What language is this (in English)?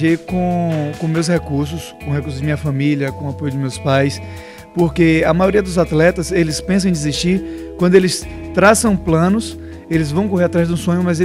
Portuguese